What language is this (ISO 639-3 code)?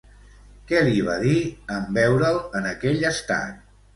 cat